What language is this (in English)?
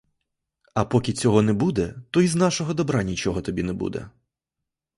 Ukrainian